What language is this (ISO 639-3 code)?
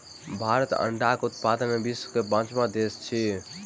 mai